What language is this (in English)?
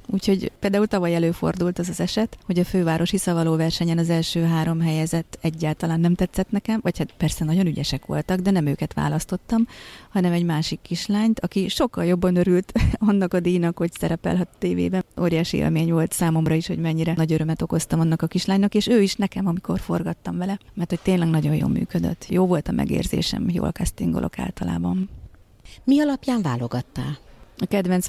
Hungarian